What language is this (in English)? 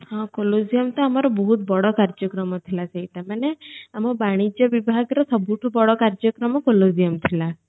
Odia